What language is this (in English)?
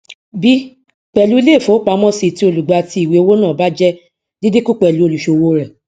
Yoruba